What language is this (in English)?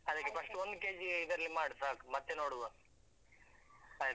Kannada